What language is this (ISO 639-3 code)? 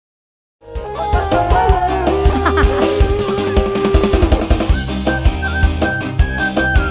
ind